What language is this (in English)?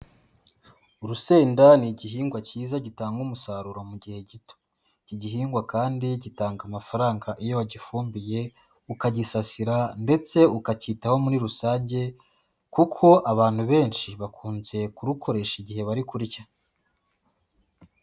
Kinyarwanda